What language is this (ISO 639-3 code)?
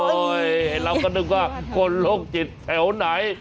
tha